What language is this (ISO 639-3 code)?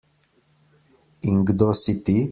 slv